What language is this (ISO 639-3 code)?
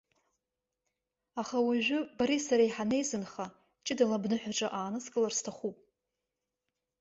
abk